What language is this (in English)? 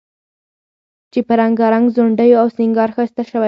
Pashto